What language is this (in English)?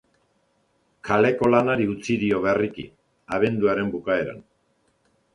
Basque